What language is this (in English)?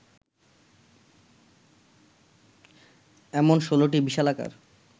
Bangla